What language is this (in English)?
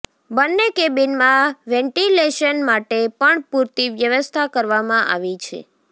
Gujarati